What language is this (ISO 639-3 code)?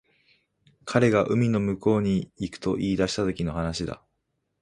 jpn